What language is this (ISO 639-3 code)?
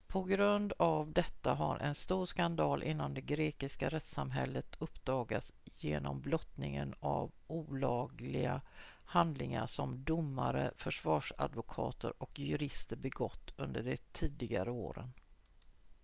swe